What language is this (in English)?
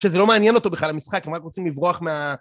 Hebrew